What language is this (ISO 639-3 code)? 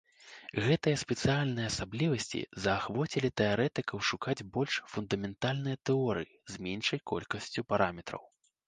bel